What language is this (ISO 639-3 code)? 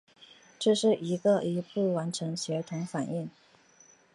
zho